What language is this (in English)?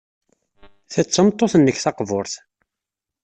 Kabyle